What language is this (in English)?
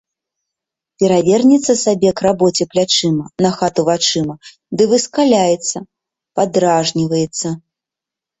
Belarusian